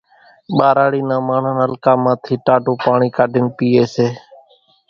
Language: Kachi Koli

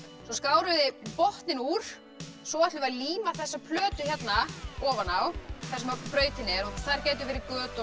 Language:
Icelandic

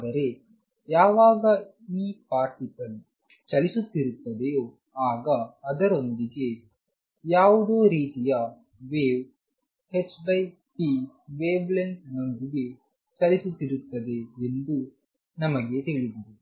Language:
Kannada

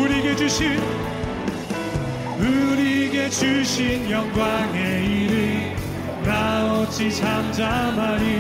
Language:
Korean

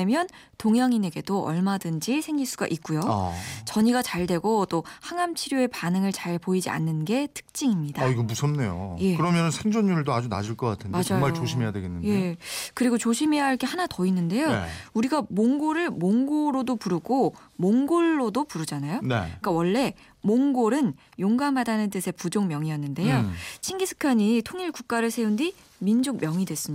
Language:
Korean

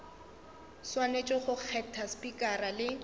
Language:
Northern Sotho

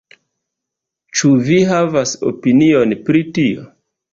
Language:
Esperanto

